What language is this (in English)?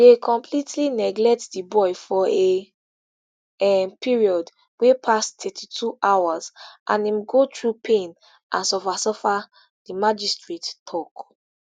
Nigerian Pidgin